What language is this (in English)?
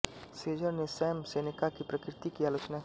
Hindi